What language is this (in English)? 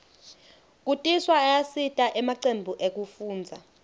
Swati